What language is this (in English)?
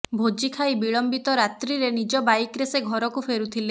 Odia